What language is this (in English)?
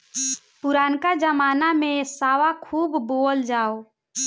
Bhojpuri